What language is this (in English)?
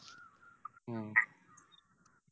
Malayalam